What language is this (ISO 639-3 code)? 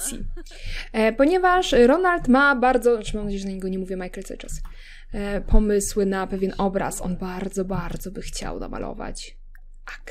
pol